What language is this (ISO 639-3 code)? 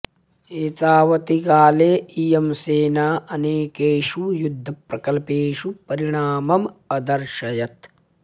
san